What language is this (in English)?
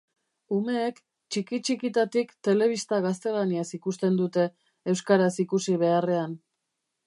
Basque